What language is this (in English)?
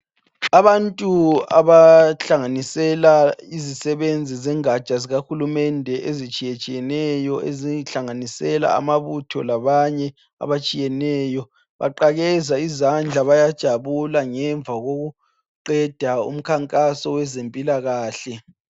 North Ndebele